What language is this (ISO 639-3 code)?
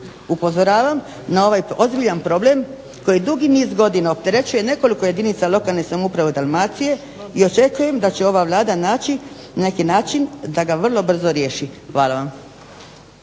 hrv